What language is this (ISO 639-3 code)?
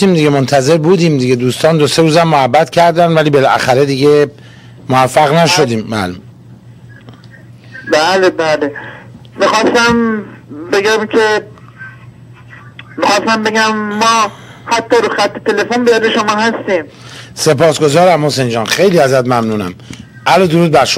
fas